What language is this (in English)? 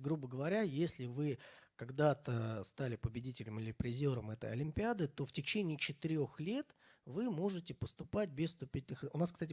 Russian